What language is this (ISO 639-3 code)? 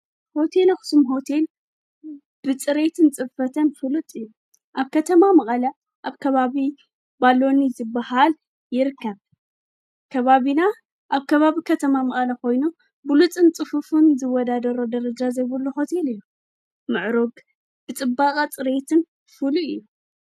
tir